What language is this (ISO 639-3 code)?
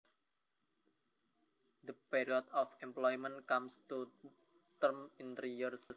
jav